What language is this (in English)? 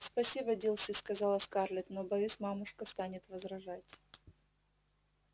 Russian